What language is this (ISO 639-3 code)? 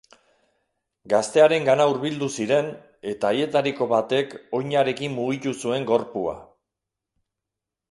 eus